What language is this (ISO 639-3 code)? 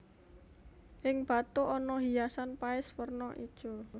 jav